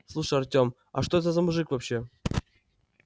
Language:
Russian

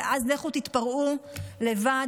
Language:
Hebrew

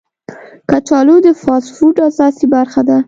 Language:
Pashto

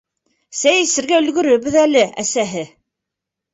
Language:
Bashkir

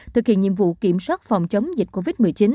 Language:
Vietnamese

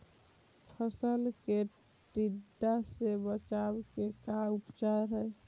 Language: Magahi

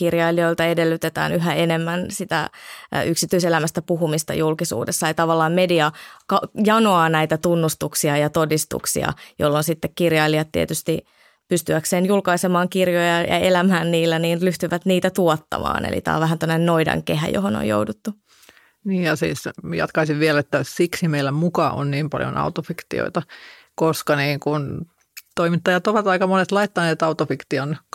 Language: Finnish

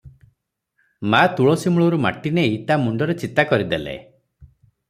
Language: Odia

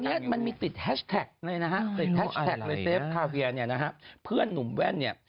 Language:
Thai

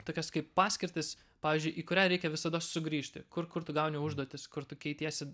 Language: Lithuanian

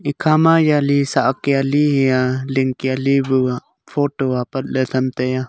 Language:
Wancho Naga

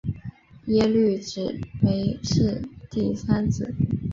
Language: Chinese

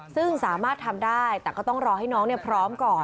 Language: Thai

